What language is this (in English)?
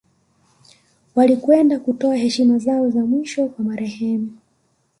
Swahili